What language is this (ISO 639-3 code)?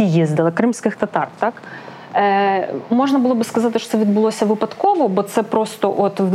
ukr